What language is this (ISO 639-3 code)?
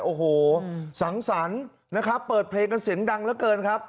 tha